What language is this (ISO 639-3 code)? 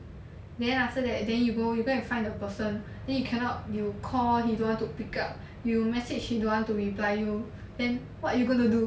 eng